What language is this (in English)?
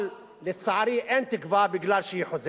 Hebrew